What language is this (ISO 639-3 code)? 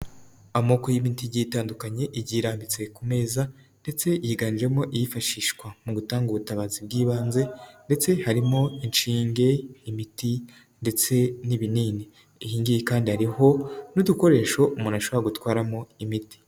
kin